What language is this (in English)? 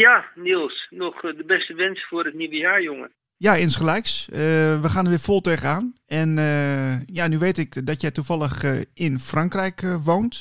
Dutch